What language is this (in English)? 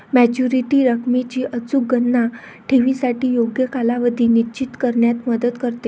Marathi